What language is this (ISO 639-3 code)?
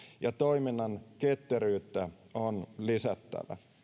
fin